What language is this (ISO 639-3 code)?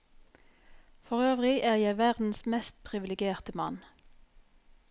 nor